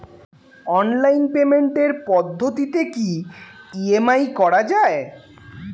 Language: Bangla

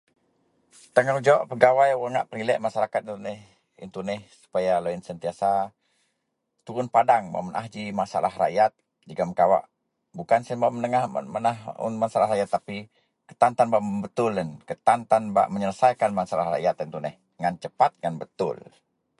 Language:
Central Melanau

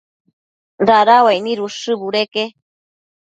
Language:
Matsés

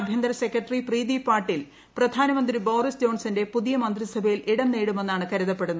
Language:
Malayalam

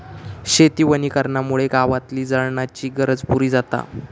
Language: Marathi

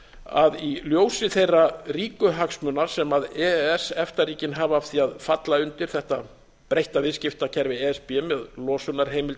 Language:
Icelandic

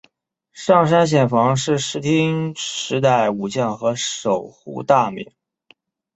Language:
Chinese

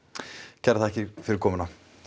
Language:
Icelandic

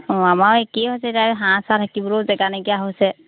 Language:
Assamese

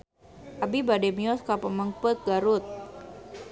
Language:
Sundanese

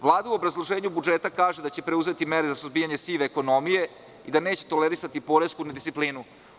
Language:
Serbian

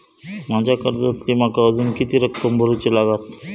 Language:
Marathi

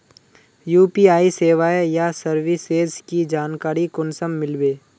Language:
Magahi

